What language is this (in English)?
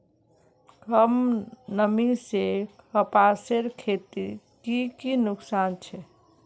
Magahi